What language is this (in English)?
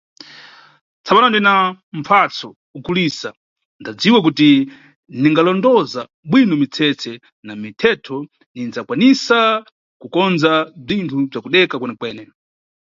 Nyungwe